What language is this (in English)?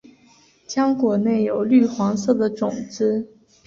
Chinese